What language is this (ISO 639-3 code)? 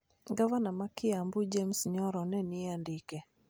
luo